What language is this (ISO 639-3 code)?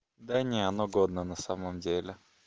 rus